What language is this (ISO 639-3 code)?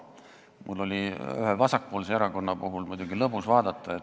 est